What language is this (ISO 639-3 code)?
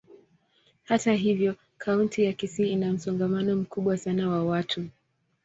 swa